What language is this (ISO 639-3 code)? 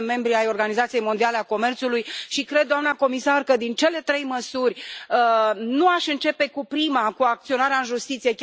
ron